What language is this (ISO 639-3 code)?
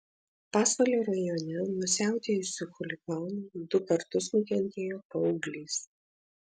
lit